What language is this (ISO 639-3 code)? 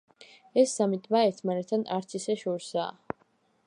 kat